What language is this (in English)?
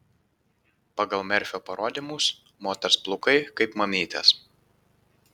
Lithuanian